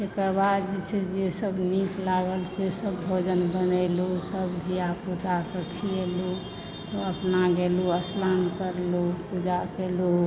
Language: Maithili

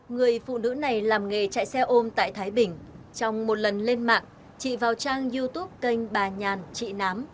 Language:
Vietnamese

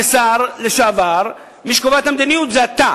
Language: Hebrew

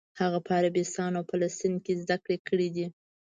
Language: Pashto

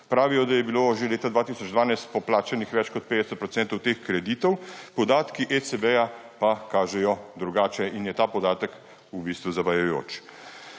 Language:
Slovenian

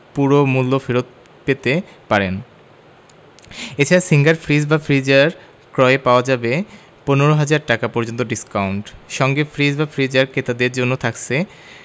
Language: Bangla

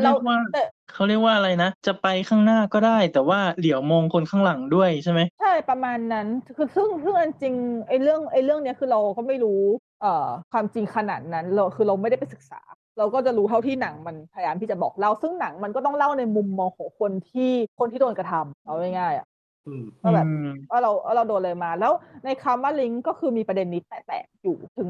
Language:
Thai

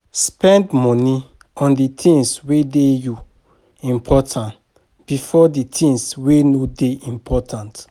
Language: Nigerian Pidgin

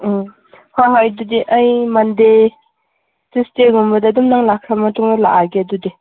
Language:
Manipuri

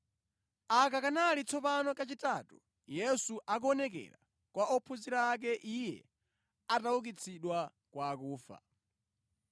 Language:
Nyanja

